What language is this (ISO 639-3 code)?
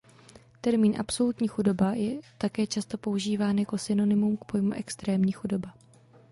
ces